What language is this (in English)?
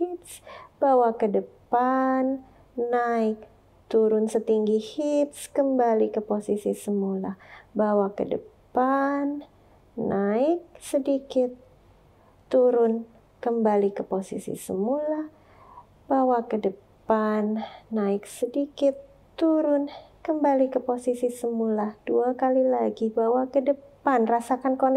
Indonesian